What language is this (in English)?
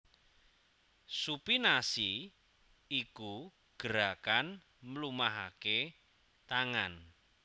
Javanese